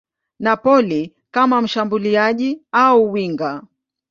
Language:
Swahili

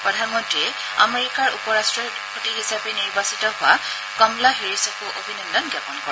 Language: Assamese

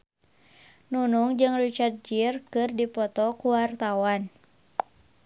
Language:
Sundanese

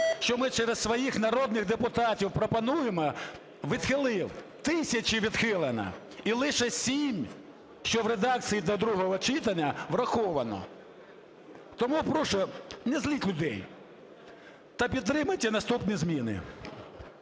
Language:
Ukrainian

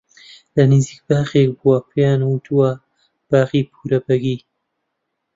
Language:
Central Kurdish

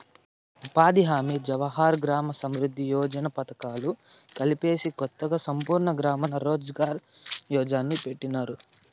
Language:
Telugu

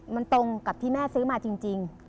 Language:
Thai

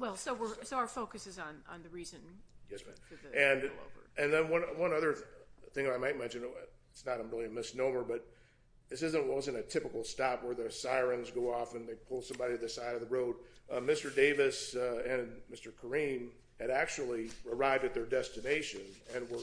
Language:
English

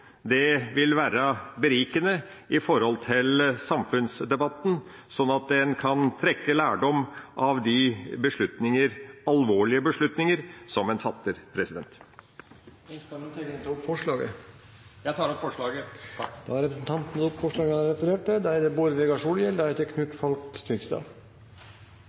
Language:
Norwegian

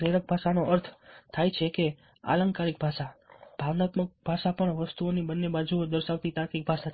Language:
Gujarati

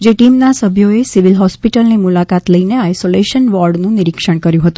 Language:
Gujarati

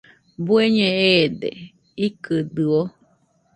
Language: Nüpode Huitoto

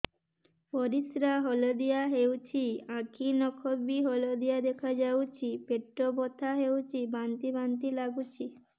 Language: Odia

